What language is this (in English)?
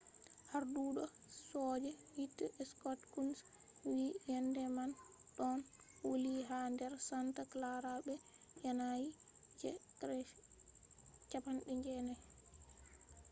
Fula